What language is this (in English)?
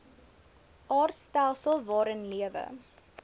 Afrikaans